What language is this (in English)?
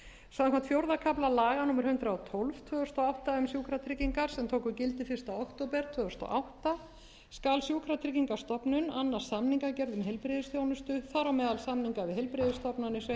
Icelandic